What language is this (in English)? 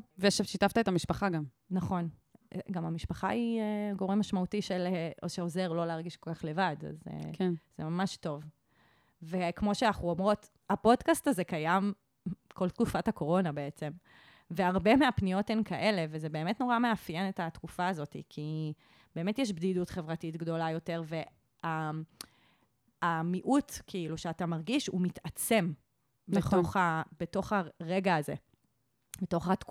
Hebrew